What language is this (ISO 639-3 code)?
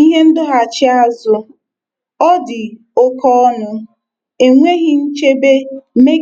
ibo